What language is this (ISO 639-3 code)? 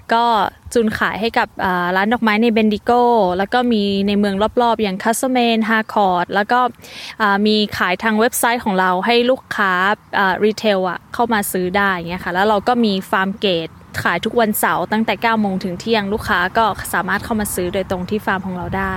tha